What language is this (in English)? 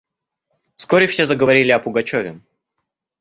Russian